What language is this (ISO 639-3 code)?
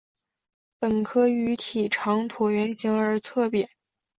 zho